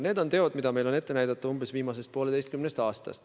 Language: Estonian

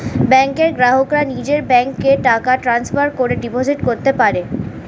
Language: Bangla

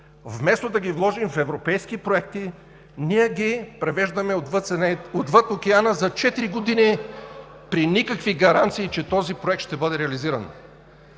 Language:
Bulgarian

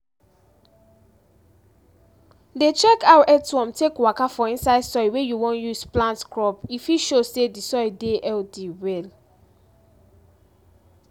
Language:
Nigerian Pidgin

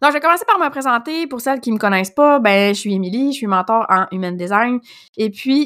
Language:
French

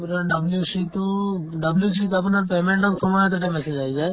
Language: Assamese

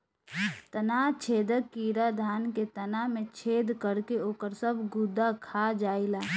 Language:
Bhojpuri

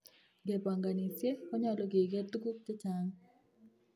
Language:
Kalenjin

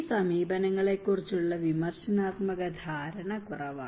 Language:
Malayalam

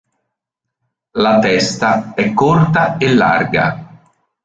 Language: Italian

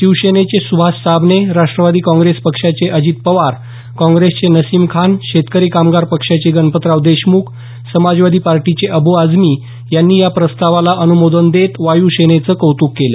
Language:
Marathi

